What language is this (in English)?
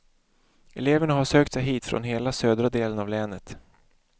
Swedish